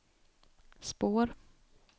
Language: Swedish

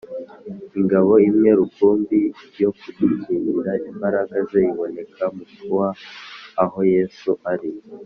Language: Kinyarwanda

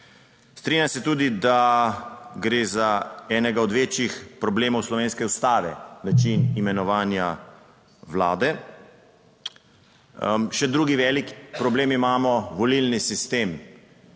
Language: Slovenian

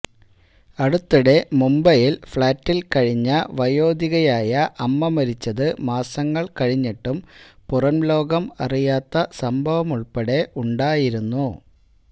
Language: Malayalam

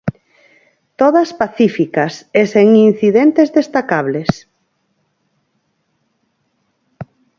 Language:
Galician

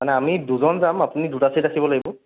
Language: Assamese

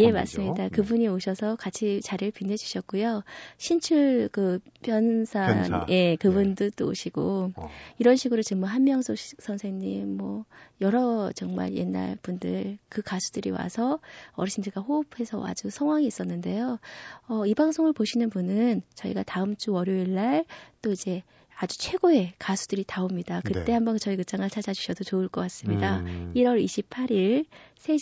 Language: Korean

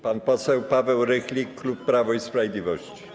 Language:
Polish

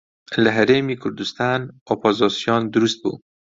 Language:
Central Kurdish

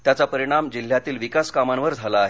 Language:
Marathi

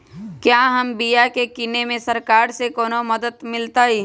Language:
Magahi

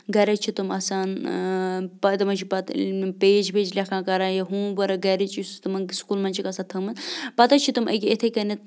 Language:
Kashmiri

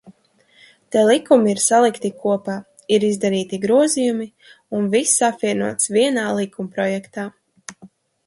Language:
Latvian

